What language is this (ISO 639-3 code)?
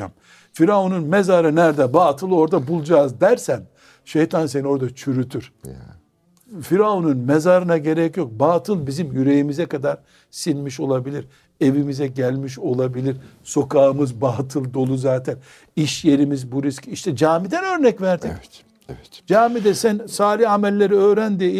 tur